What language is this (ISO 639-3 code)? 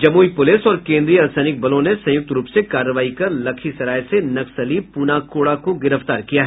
hin